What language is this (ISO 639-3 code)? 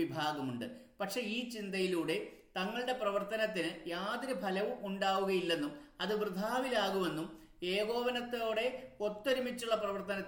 mal